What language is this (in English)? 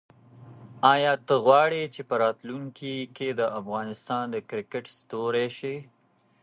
Pashto